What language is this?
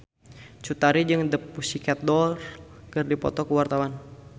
Sundanese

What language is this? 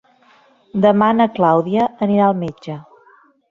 Catalan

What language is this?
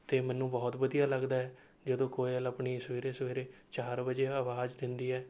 Punjabi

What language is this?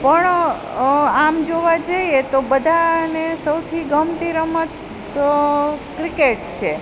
Gujarati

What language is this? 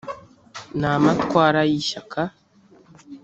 Kinyarwanda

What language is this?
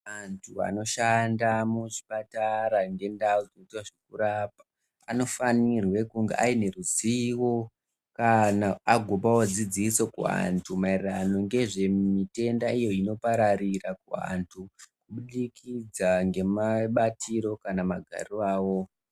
Ndau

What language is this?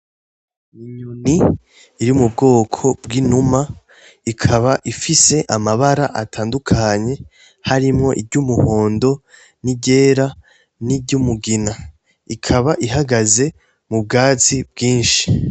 Rundi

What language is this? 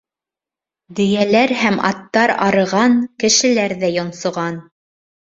Bashkir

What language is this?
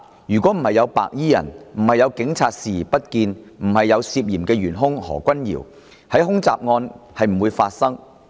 Cantonese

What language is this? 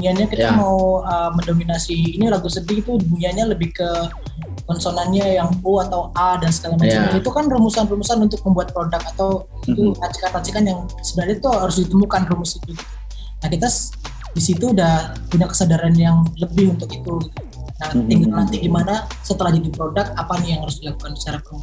Indonesian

